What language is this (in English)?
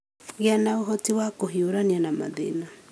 Kikuyu